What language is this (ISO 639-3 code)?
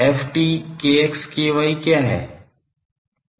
hin